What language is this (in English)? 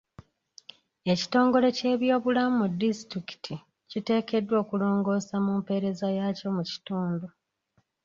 Ganda